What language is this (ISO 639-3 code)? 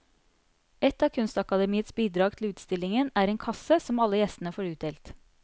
nor